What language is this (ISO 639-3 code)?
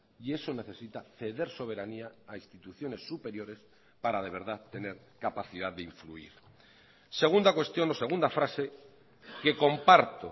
spa